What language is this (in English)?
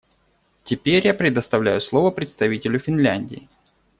Russian